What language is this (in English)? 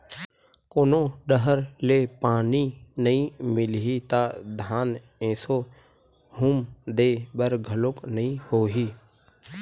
Chhattisgarhi